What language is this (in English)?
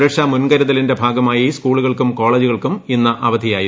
Malayalam